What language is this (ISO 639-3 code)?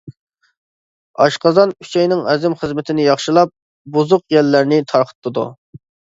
uig